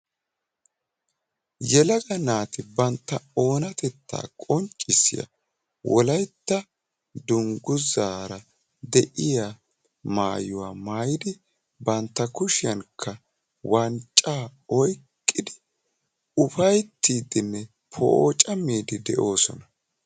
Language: Wolaytta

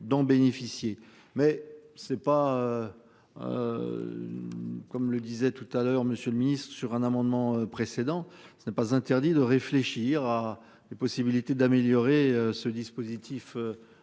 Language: French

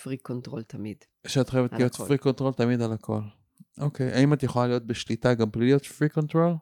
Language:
Hebrew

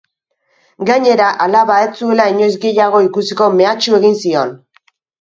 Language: Basque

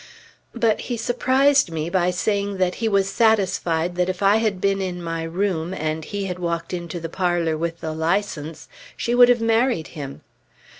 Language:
English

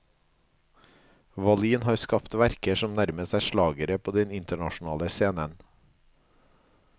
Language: Norwegian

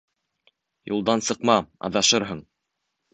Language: Bashkir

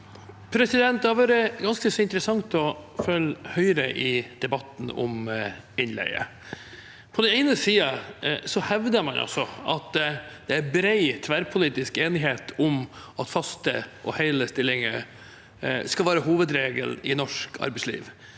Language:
Norwegian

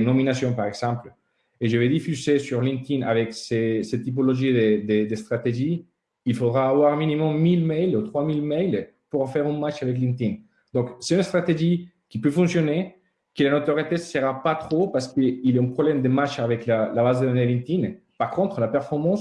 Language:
French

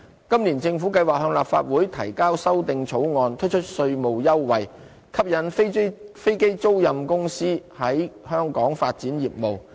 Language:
Cantonese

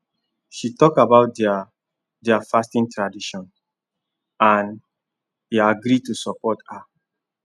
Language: Nigerian Pidgin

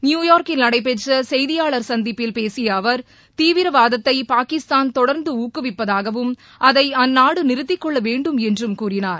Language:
Tamil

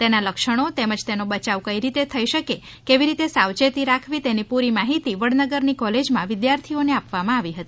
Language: Gujarati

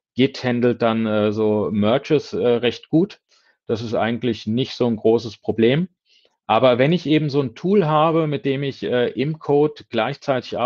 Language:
German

